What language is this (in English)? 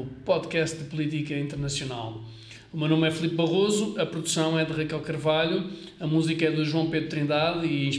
Portuguese